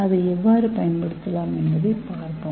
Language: Tamil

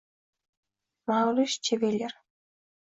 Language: Uzbek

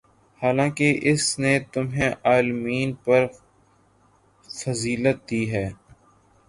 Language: Urdu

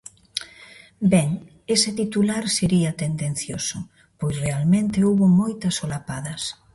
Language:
Galician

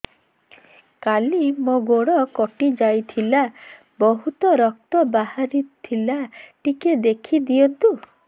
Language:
Odia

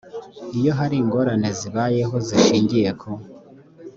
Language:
Kinyarwanda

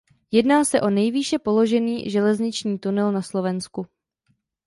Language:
Czech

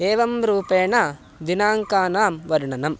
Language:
Sanskrit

